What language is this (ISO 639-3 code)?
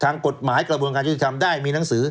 tha